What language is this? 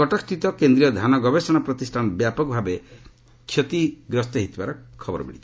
Odia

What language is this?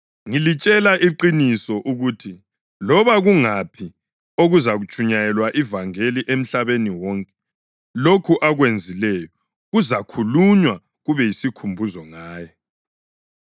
North Ndebele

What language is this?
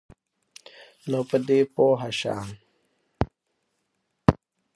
Pashto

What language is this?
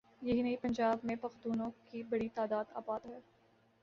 Urdu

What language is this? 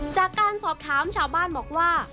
Thai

